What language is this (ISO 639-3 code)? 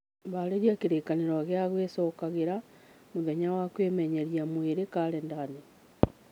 kik